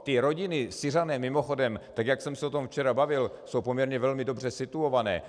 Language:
Czech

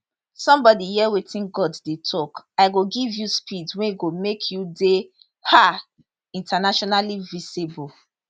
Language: Nigerian Pidgin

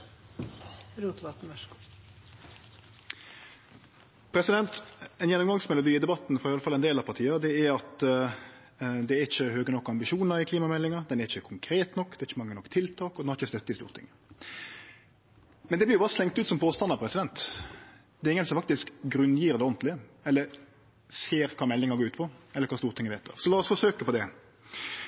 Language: Norwegian Nynorsk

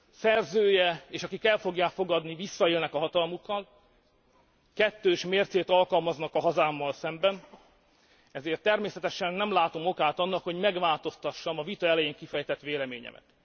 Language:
Hungarian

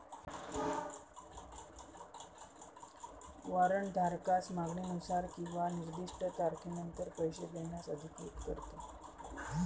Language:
Marathi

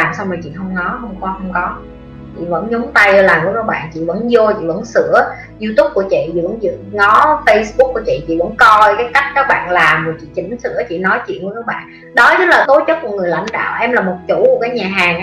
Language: Vietnamese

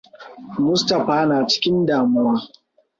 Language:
Hausa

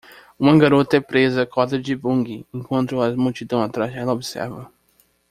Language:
Portuguese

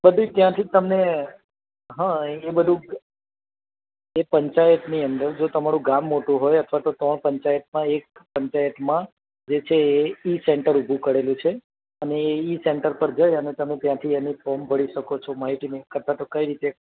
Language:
Gujarati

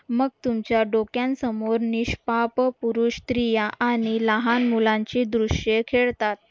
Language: Marathi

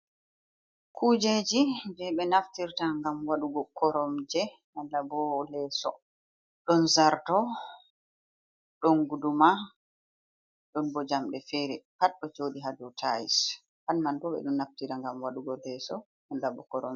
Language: Fula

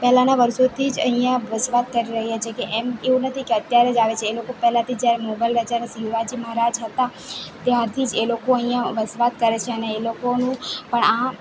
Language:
Gujarati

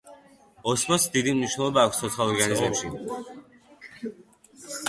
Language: Georgian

